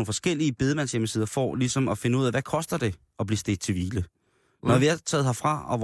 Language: Danish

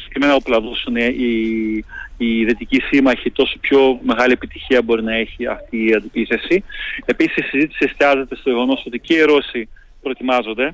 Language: Greek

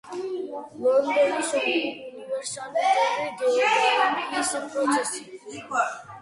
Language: Georgian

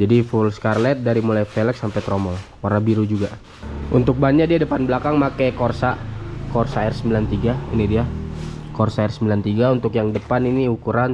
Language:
Indonesian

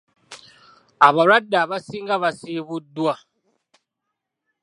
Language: Ganda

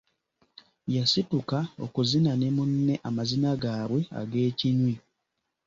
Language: Ganda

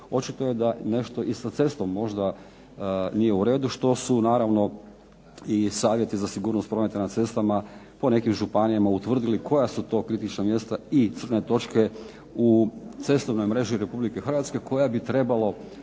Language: Croatian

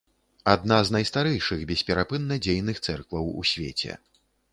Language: Belarusian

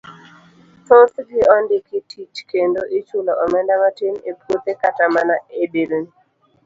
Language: Luo (Kenya and Tanzania)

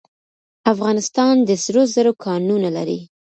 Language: Pashto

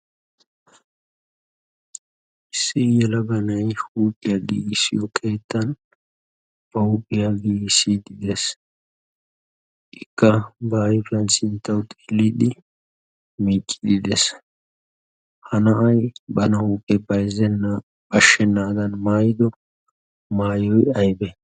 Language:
Wolaytta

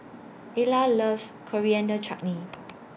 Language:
English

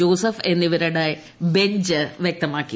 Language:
Malayalam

